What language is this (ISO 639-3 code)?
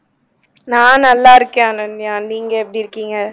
tam